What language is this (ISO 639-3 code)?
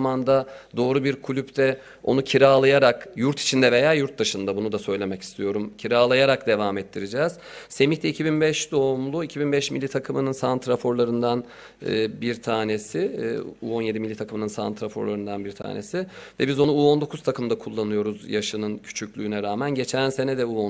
tur